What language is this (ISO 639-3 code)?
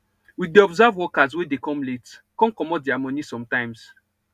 pcm